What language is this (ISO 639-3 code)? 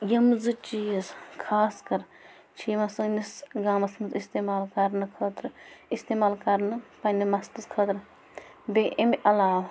kas